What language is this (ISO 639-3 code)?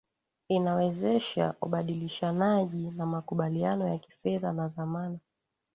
swa